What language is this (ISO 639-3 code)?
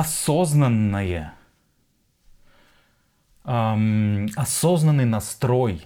rus